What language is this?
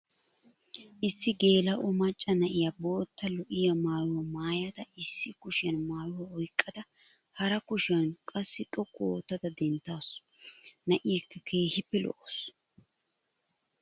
Wolaytta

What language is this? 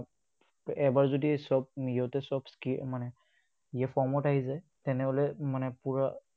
Assamese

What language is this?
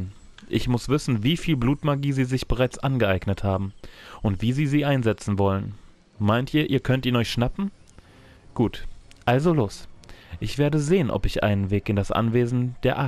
German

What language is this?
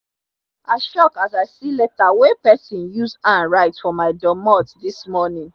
Nigerian Pidgin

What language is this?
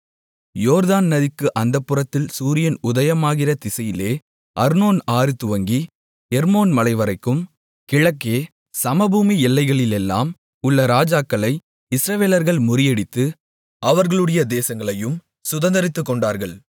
Tamil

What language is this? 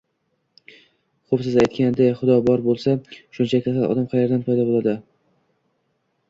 Uzbek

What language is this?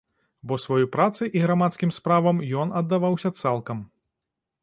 Belarusian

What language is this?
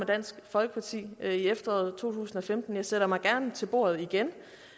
Danish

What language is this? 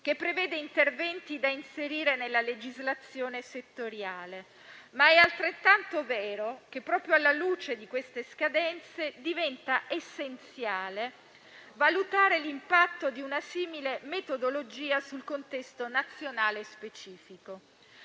Italian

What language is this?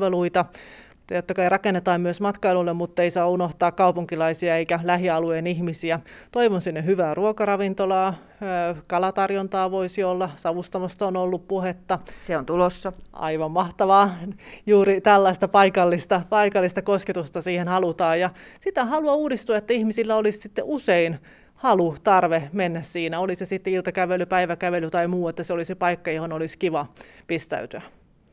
Finnish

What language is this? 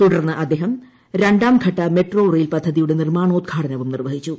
Malayalam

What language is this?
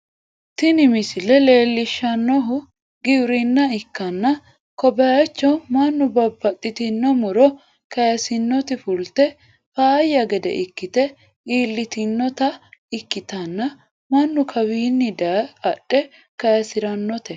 Sidamo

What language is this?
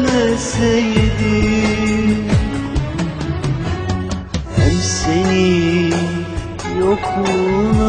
Arabic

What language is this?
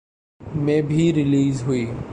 Urdu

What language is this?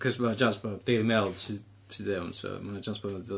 Welsh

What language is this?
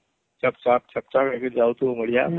Odia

